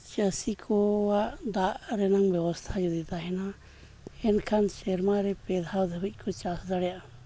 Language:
Santali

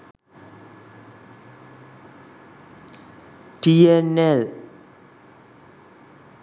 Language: Sinhala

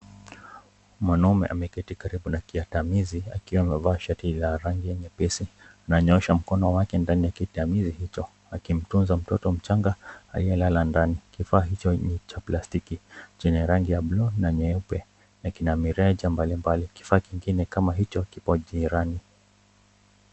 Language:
Swahili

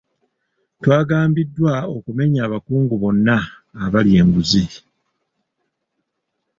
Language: Ganda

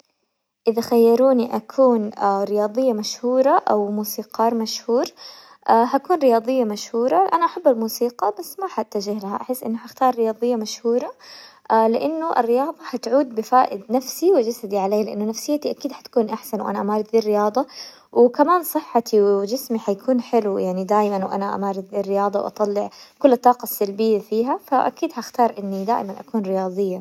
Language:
Hijazi Arabic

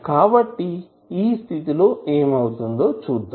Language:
Telugu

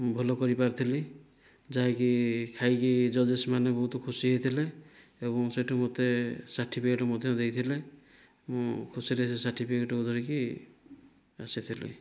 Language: Odia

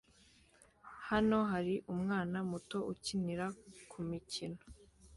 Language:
Kinyarwanda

